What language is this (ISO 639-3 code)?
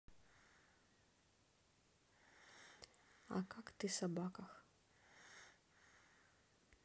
rus